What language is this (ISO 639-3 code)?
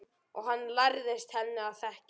isl